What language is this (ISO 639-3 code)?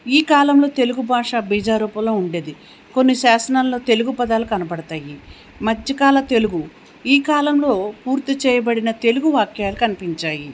tel